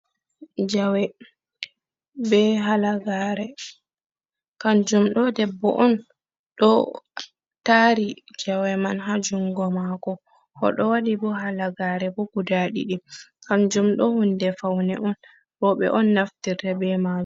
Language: Fula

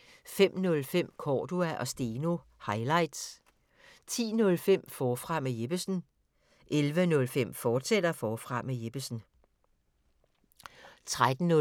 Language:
Danish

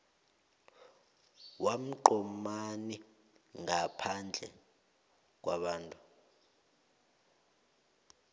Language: South Ndebele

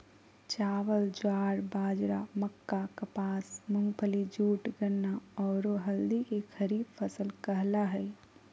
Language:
Magahi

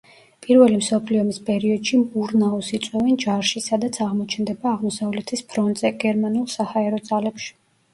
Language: Georgian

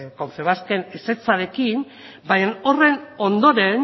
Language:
Basque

